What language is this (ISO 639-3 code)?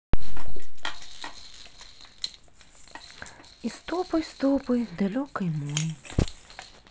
rus